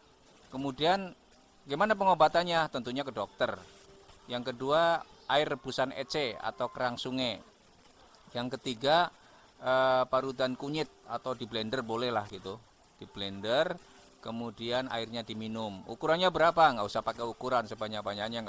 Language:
Indonesian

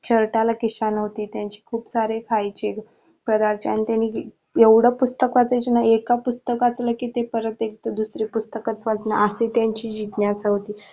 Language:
Marathi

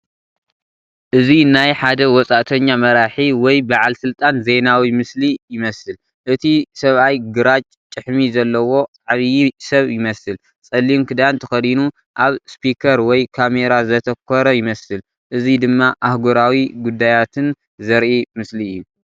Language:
Tigrinya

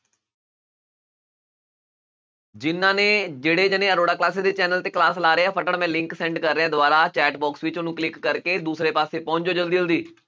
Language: Punjabi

